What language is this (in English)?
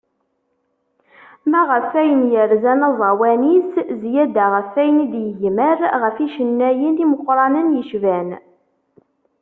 Kabyle